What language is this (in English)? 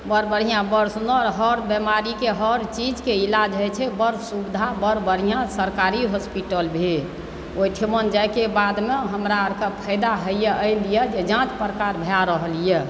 Maithili